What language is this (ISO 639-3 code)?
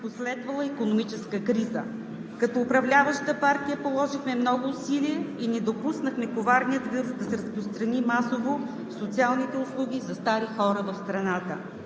bul